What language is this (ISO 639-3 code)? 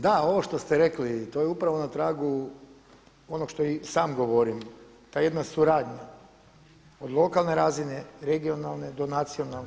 hrv